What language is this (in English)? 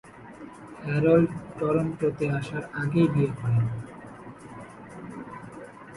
Bangla